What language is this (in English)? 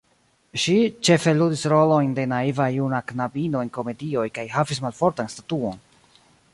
Esperanto